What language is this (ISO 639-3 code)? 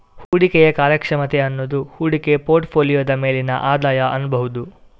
kan